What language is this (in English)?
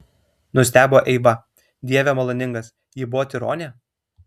Lithuanian